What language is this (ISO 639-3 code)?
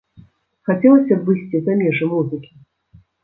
bel